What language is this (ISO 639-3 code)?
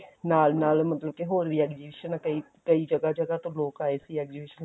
pan